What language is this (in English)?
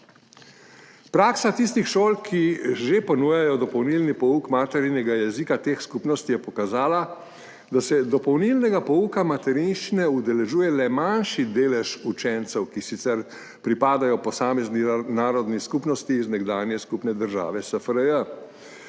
Slovenian